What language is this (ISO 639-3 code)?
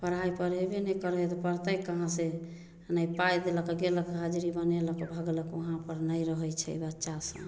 mai